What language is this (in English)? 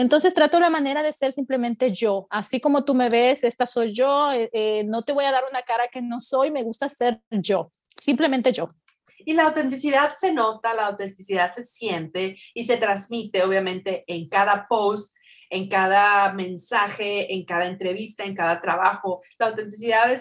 Spanish